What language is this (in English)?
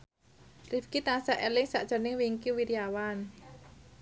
Javanese